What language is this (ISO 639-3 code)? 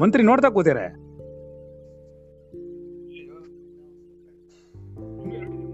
kan